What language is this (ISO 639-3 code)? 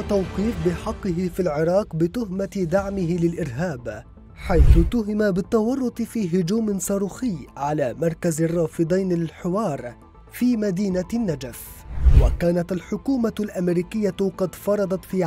ara